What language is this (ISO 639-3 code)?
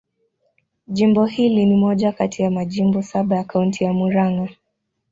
swa